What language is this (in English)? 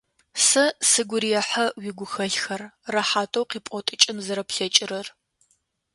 Adyghe